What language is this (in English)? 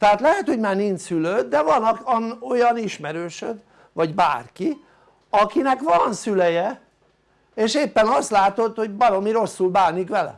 Hungarian